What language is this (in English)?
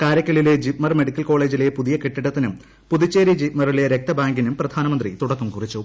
Malayalam